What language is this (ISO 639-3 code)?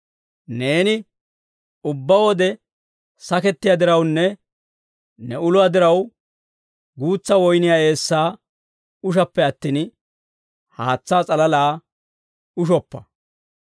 dwr